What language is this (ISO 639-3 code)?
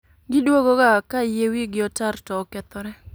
luo